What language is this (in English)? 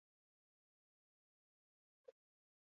Basque